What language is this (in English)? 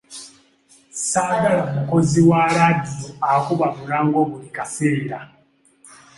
Ganda